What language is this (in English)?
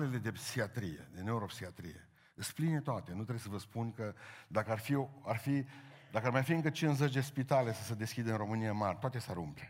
Romanian